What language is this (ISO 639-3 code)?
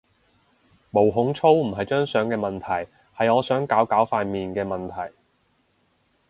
yue